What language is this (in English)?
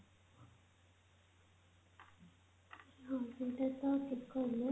Odia